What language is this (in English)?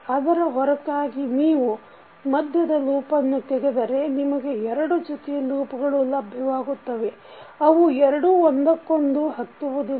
Kannada